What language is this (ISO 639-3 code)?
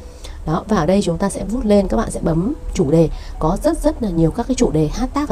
vie